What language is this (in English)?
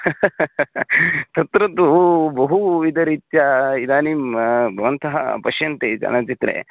Sanskrit